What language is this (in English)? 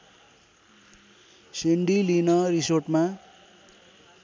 Nepali